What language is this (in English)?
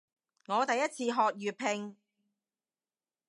Cantonese